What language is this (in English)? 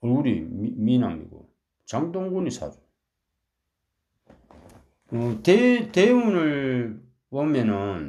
Korean